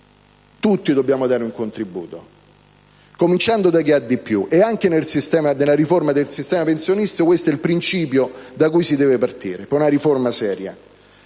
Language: Italian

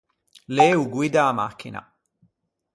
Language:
Ligurian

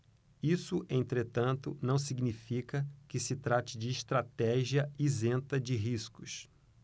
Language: Portuguese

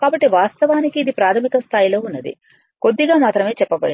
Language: Telugu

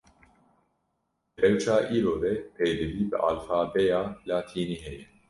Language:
Kurdish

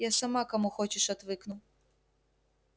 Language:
Russian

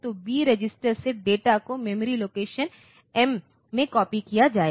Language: Hindi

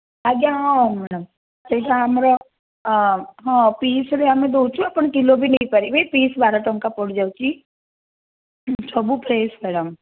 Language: Odia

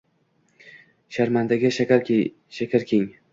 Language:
Uzbek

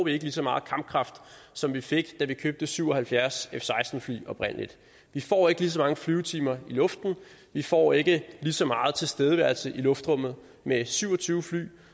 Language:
Danish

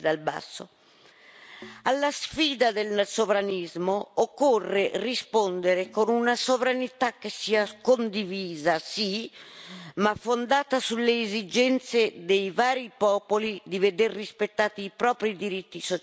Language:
Italian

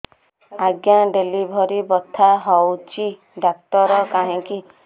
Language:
Odia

